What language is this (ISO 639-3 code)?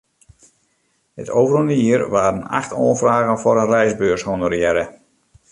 fry